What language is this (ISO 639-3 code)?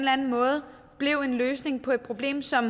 dan